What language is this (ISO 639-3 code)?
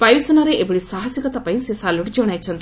ori